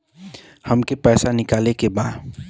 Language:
Bhojpuri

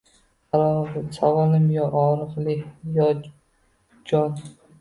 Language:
Uzbek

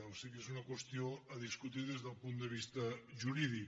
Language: Catalan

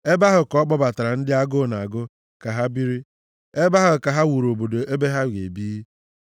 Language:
Igbo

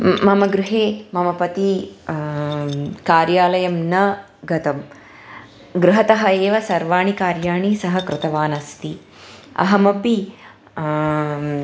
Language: Sanskrit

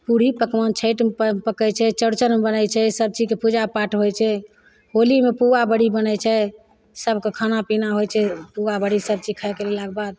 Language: Maithili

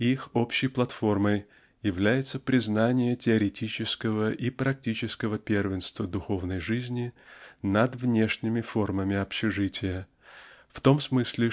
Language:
Russian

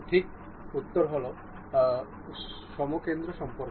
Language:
Bangla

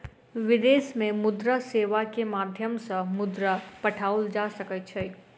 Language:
Maithili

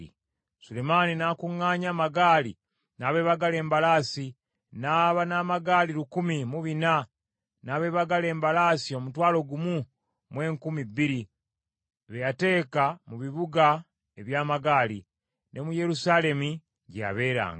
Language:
Ganda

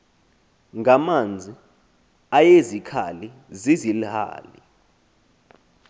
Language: Xhosa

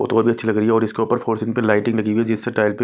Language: Hindi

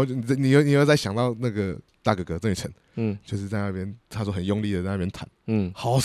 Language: Chinese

